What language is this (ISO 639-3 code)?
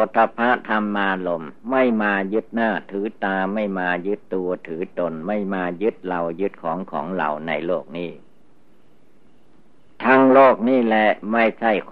tha